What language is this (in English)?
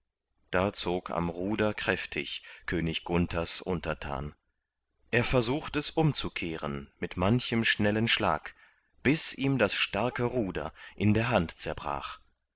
German